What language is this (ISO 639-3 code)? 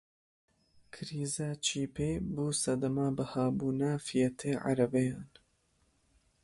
kur